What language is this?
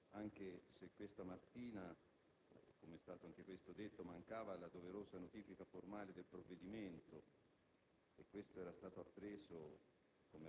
Italian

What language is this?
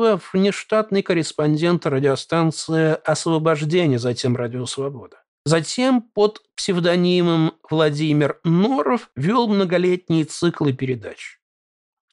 Russian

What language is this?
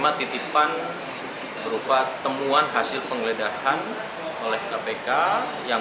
Indonesian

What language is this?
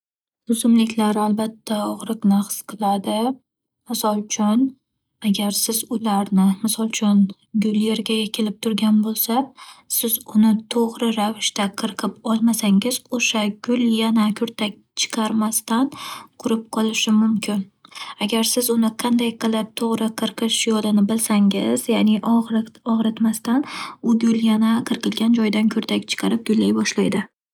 Uzbek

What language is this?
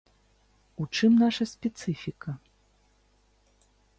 Belarusian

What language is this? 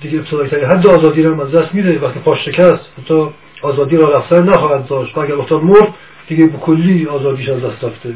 Persian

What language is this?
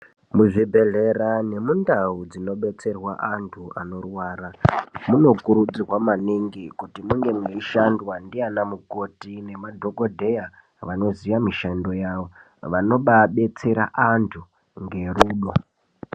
Ndau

